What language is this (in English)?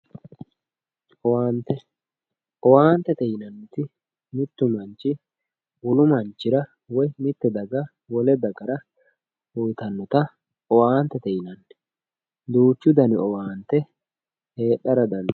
Sidamo